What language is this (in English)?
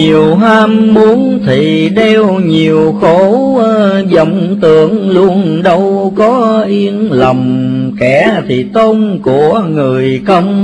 Vietnamese